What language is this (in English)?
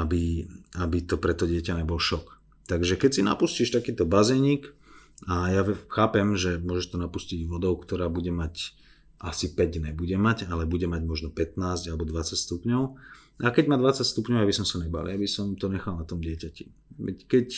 Slovak